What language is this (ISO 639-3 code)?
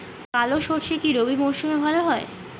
ben